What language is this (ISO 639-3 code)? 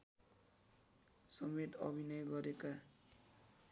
nep